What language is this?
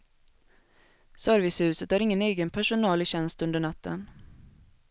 Swedish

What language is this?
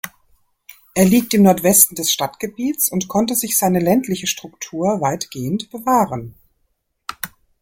German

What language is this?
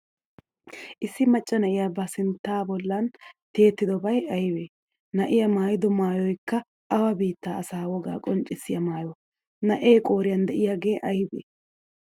Wolaytta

